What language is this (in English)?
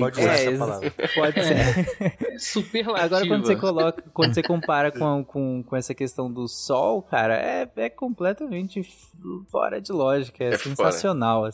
Portuguese